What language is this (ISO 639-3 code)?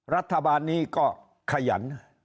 tha